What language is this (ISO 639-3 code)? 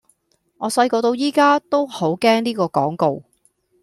yue